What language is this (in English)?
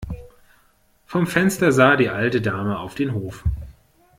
German